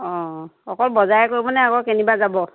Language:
Assamese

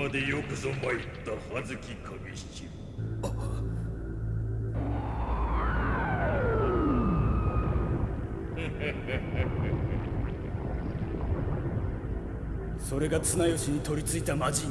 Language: Japanese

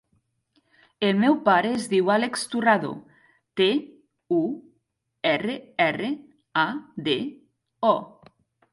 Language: Catalan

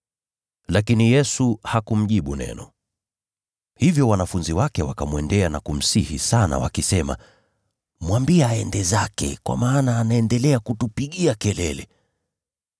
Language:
Swahili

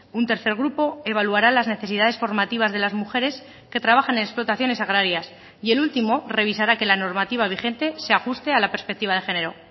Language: Spanish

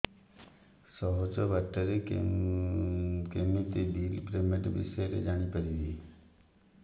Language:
Odia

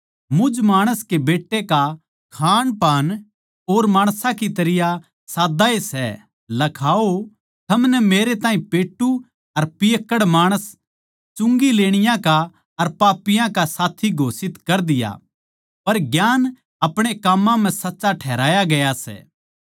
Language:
Haryanvi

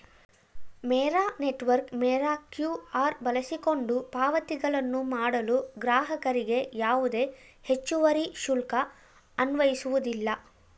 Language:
Kannada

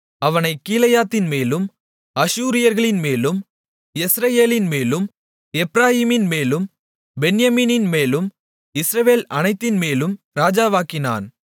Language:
Tamil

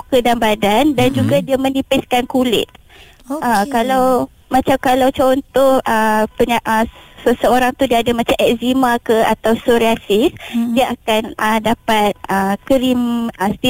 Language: Malay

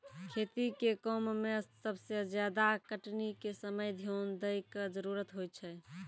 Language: Maithili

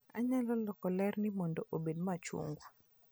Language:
Luo (Kenya and Tanzania)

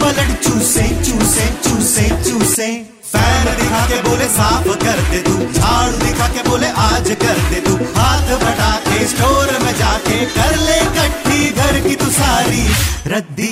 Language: Punjabi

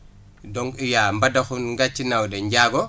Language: Wolof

